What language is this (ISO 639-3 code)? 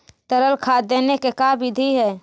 mag